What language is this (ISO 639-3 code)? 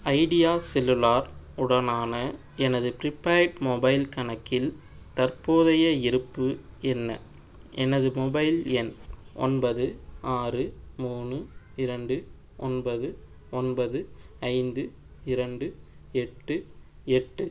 tam